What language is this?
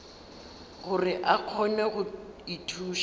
Northern Sotho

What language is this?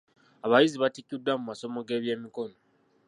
Ganda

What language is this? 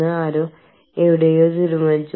Malayalam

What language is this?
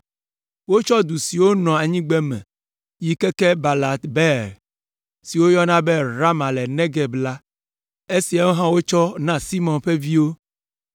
Ewe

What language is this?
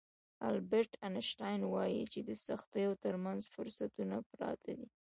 Pashto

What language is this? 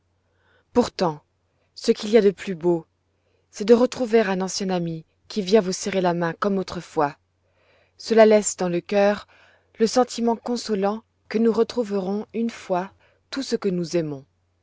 French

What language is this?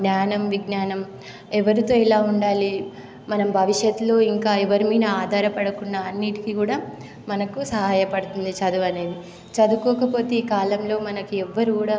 Telugu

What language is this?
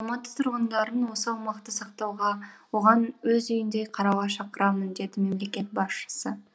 Kazakh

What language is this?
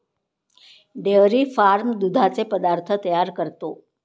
Marathi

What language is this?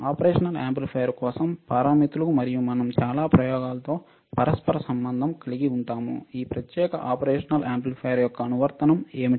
Telugu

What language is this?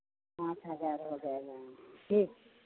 Hindi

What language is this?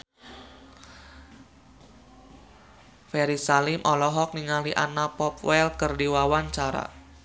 Sundanese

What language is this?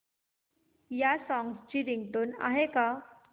Marathi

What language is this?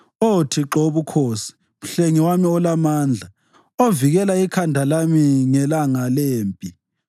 North Ndebele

